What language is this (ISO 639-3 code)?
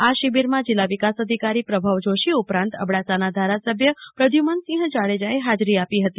guj